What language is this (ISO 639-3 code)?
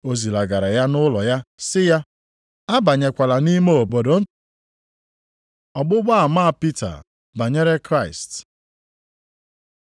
ibo